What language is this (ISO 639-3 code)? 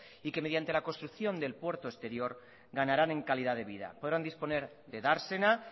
spa